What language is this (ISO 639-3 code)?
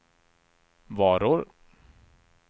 swe